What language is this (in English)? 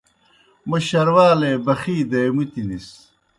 Kohistani Shina